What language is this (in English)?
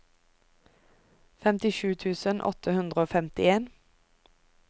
Norwegian